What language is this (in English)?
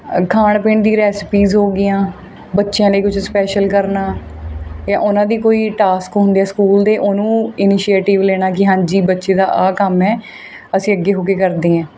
Punjabi